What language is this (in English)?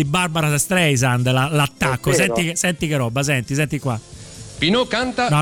Italian